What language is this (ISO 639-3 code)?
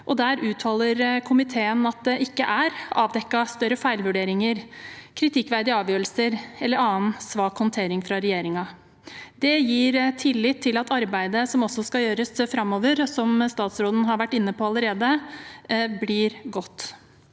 nor